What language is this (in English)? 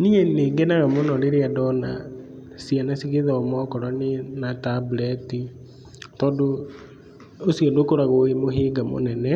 Kikuyu